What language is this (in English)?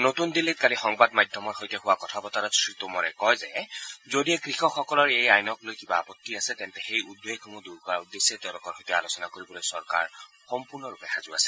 Assamese